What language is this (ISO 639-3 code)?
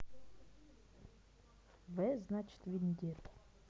rus